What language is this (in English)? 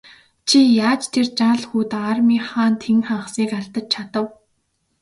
Mongolian